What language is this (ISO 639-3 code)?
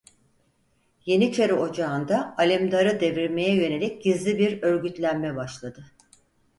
tur